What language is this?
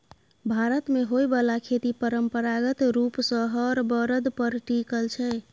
Maithili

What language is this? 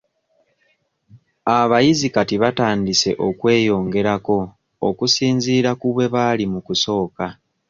Ganda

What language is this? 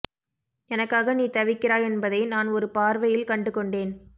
Tamil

